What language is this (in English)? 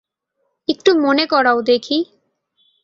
Bangla